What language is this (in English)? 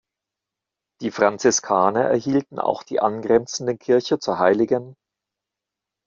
German